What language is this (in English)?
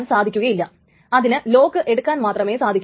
Malayalam